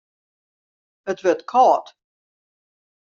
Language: Western Frisian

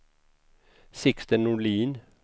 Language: Swedish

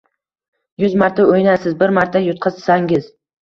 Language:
Uzbek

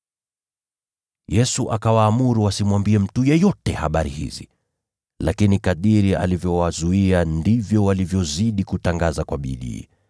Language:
Swahili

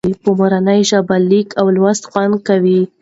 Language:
Pashto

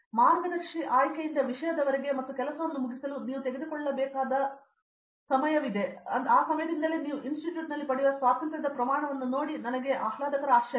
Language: Kannada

